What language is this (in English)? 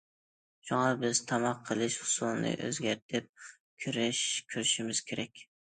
Uyghur